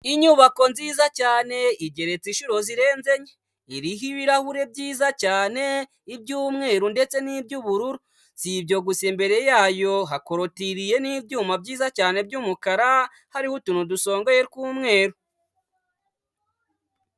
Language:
Kinyarwanda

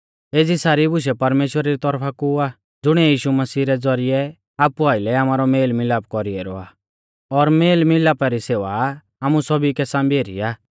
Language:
Mahasu Pahari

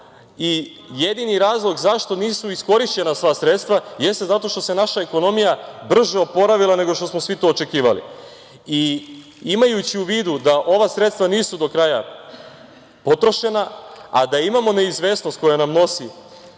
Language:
Serbian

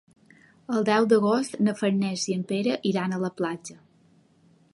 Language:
Catalan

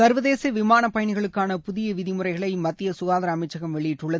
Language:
Tamil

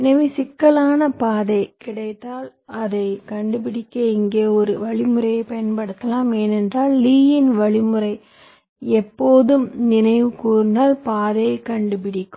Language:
Tamil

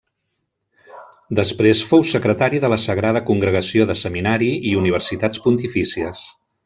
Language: Catalan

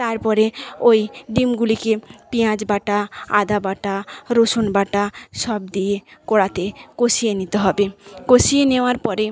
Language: Bangla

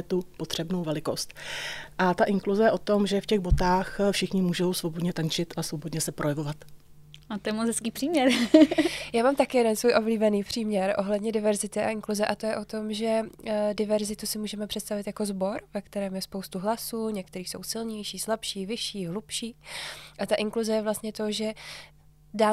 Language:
Czech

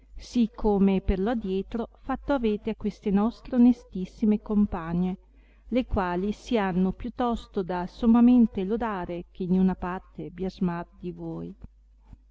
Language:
Italian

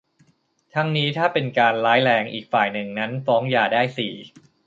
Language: Thai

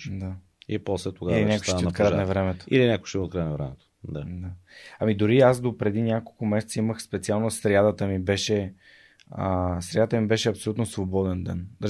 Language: Bulgarian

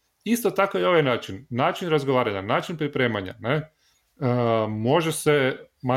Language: Croatian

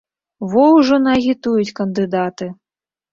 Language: Belarusian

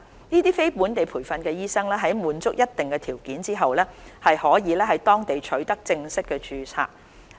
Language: Cantonese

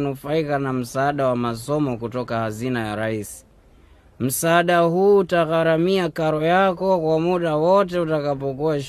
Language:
Swahili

